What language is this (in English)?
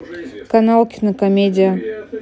Russian